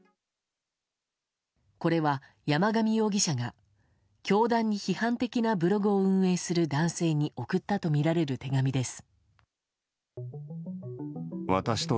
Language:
Japanese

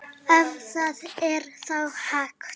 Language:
Icelandic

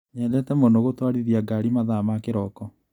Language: Kikuyu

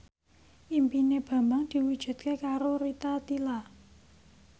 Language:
Javanese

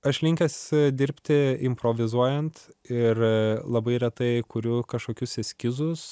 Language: Lithuanian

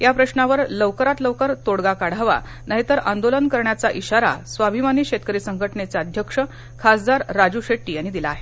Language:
Marathi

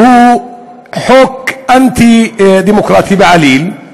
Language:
Hebrew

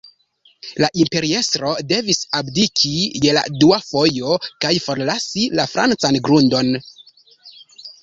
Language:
Esperanto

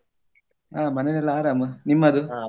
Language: Kannada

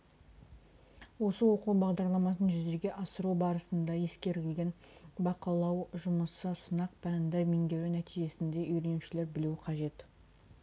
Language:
Kazakh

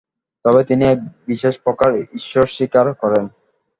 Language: Bangla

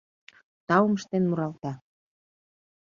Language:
Mari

